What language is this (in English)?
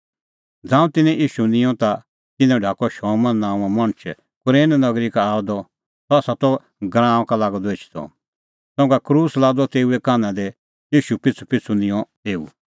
Kullu Pahari